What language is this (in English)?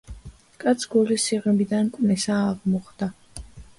Georgian